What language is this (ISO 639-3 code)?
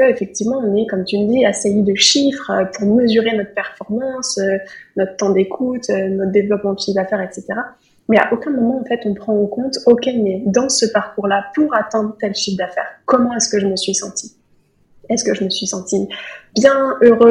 fra